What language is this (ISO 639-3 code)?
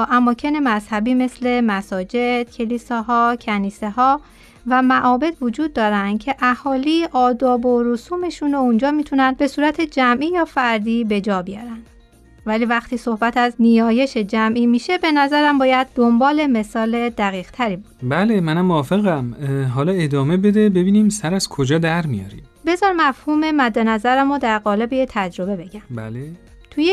fas